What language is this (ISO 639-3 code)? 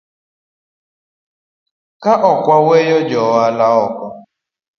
luo